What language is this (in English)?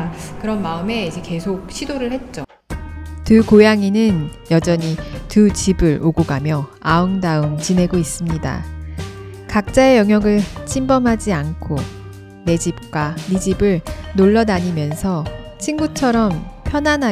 Korean